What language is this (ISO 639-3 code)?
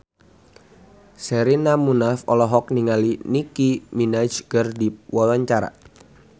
sun